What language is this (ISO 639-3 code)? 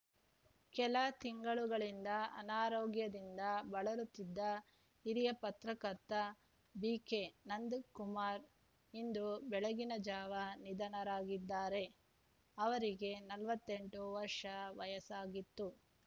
kan